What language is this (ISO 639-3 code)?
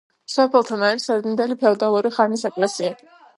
kat